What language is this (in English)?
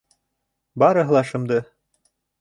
Bashkir